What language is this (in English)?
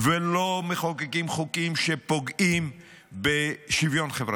Hebrew